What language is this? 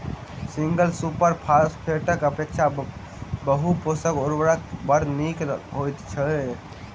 Maithili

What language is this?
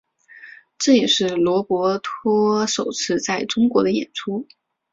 Chinese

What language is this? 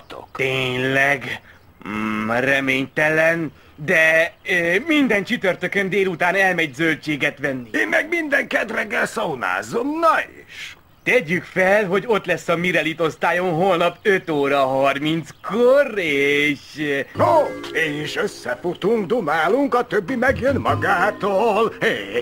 Hungarian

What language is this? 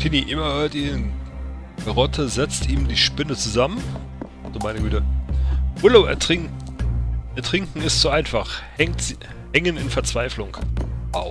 German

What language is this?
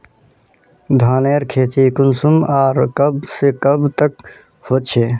Magahi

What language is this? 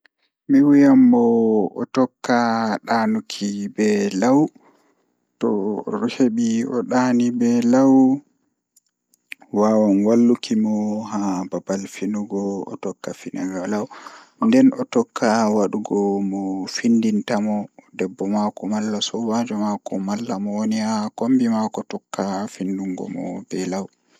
Fula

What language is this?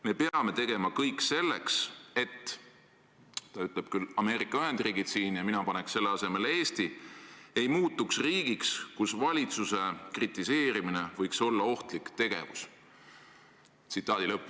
Estonian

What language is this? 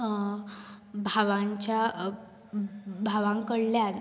Konkani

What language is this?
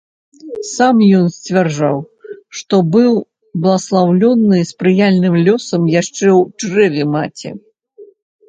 Belarusian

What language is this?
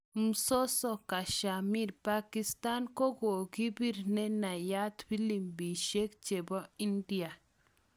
Kalenjin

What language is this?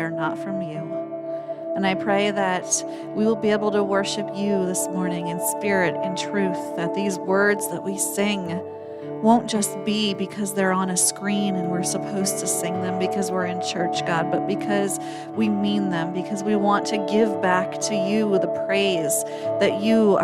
English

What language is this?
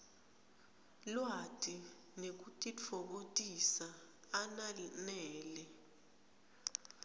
Swati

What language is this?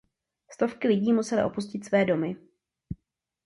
Czech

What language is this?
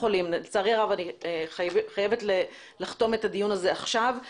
Hebrew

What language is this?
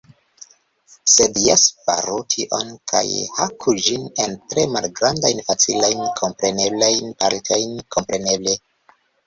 Esperanto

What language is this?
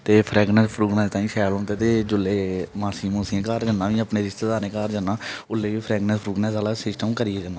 Dogri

